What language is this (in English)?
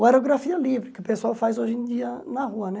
Portuguese